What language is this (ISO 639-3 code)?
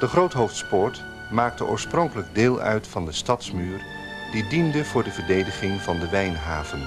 nld